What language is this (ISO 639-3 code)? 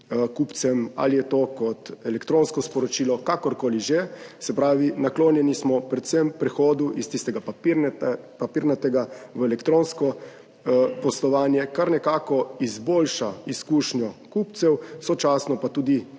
slv